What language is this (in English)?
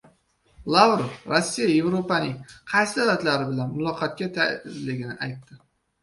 Uzbek